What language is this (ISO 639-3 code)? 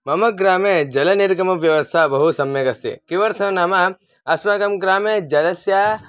san